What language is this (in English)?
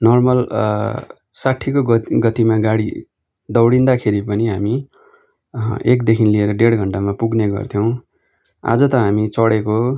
Nepali